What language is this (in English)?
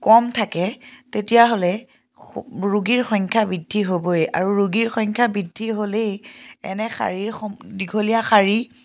Assamese